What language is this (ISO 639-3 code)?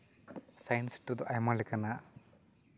sat